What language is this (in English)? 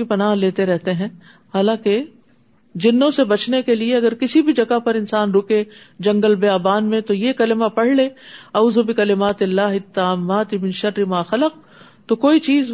Urdu